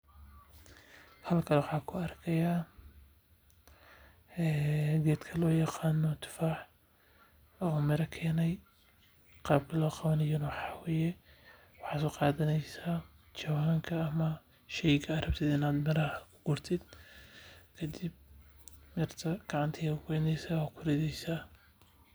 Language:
Somali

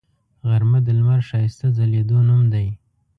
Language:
Pashto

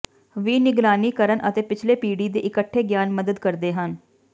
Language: Punjabi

